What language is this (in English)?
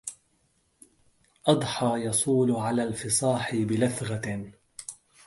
Arabic